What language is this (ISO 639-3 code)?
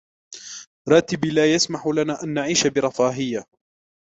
ara